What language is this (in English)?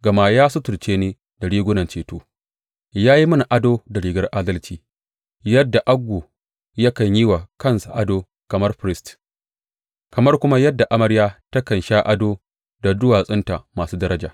Hausa